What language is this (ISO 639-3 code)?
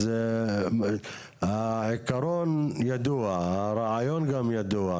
heb